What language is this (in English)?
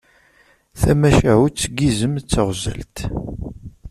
Kabyle